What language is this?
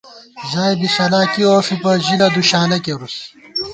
Gawar-Bati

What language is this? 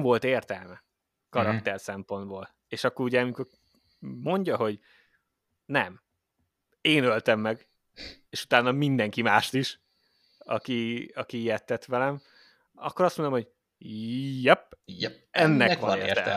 Hungarian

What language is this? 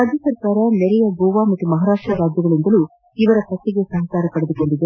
Kannada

